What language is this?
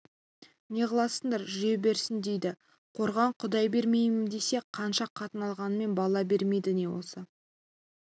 Kazakh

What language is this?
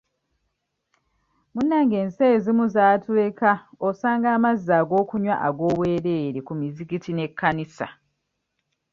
Ganda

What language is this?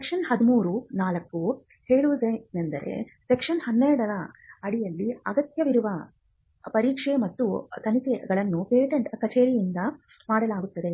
Kannada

